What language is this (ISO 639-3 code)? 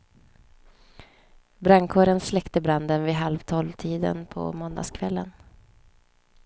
swe